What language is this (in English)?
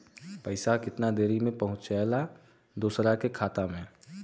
Bhojpuri